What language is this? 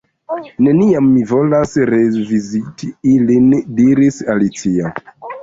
Esperanto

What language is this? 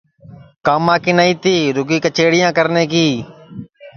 Sansi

